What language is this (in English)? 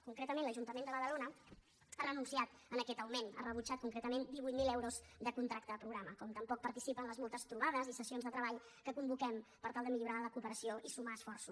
Catalan